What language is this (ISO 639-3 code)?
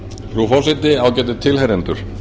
isl